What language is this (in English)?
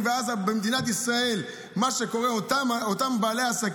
Hebrew